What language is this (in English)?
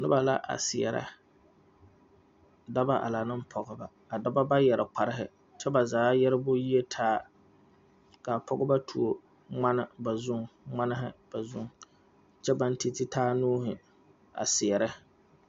Southern Dagaare